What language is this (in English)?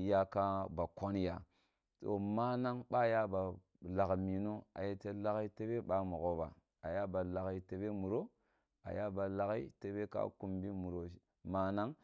Kulung (Nigeria)